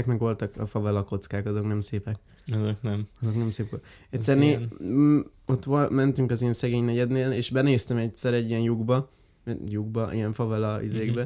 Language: Hungarian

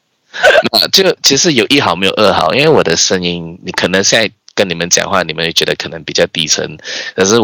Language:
Chinese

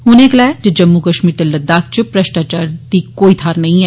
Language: Dogri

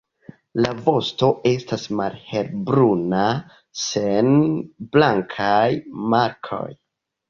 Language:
Esperanto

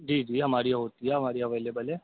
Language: Urdu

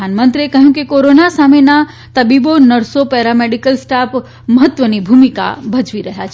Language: Gujarati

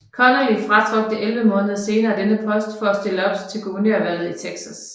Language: Danish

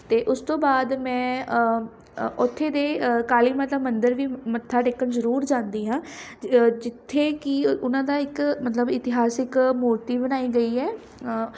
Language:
Punjabi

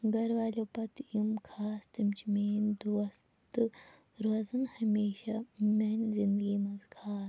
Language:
Kashmiri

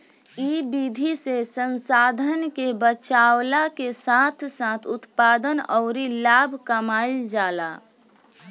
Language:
Bhojpuri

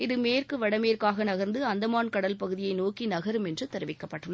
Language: Tamil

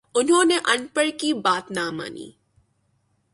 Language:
Urdu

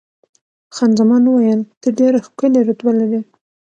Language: Pashto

